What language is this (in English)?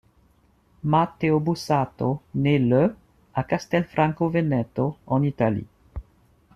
French